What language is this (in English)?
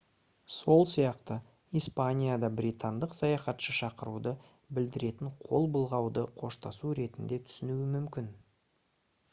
Kazakh